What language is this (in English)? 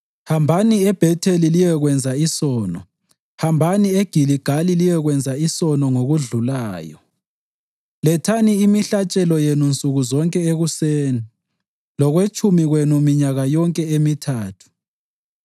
North Ndebele